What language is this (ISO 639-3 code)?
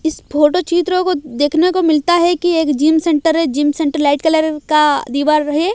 hin